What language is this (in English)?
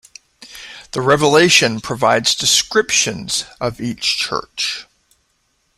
English